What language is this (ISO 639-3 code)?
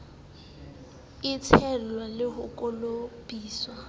sot